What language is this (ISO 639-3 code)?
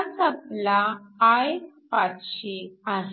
mar